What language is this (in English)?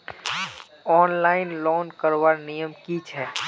Magahi